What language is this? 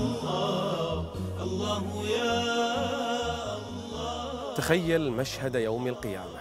Arabic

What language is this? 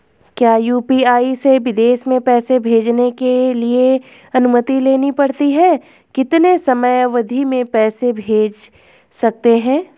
Hindi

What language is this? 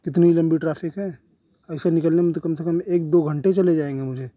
Urdu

